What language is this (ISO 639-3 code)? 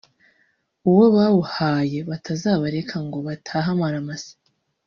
kin